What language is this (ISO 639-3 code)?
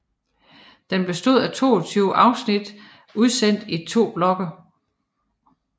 dan